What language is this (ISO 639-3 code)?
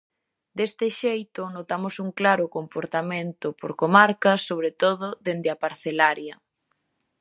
glg